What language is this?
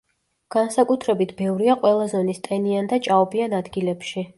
Georgian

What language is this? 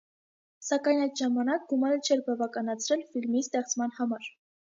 Armenian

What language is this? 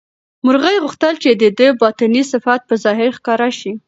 Pashto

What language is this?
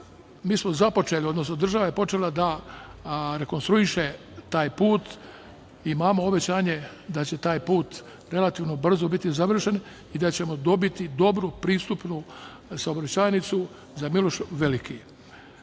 Serbian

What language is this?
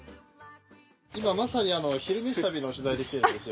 Japanese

